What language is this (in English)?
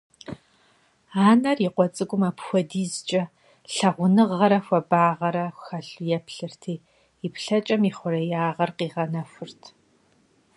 Kabardian